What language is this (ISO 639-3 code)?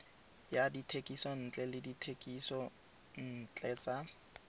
tsn